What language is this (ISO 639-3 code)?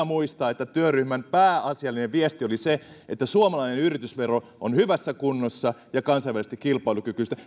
fin